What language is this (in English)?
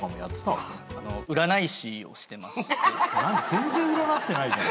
Japanese